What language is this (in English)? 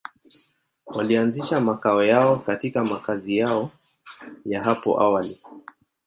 Swahili